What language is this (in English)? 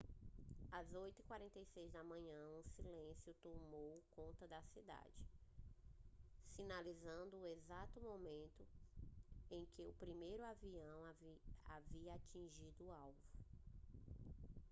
Portuguese